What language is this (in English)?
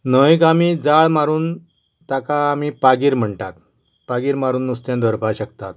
Konkani